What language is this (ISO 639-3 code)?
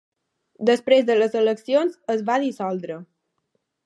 cat